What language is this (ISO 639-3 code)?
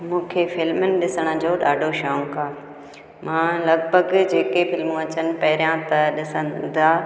snd